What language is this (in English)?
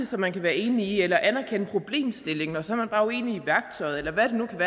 Danish